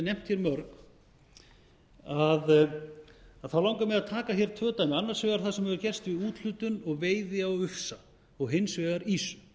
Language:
Icelandic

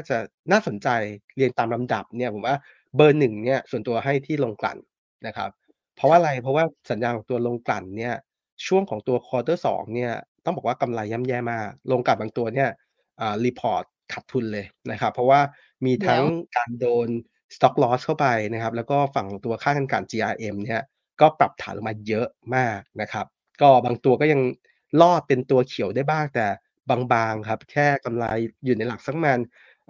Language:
Thai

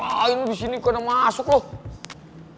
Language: Indonesian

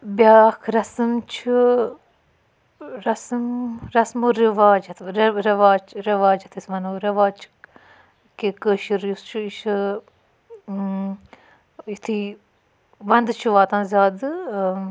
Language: Kashmiri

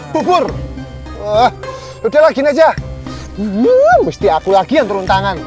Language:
Indonesian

